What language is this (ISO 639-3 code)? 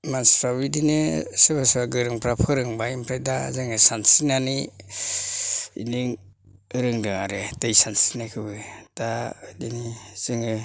brx